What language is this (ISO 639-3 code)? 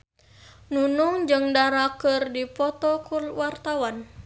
sun